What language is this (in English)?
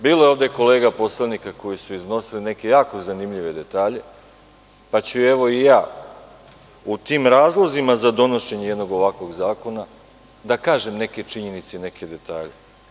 Serbian